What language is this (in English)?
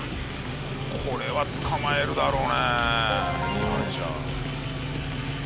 Japanese